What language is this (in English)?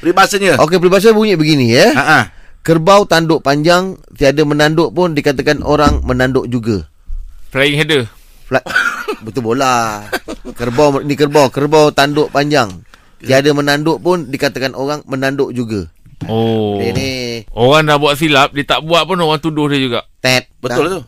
Malay